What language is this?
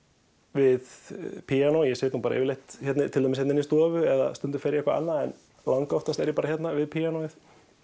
Icelandic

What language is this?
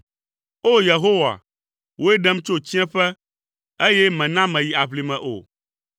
Ewe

